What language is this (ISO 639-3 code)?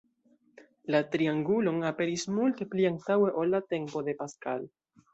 epo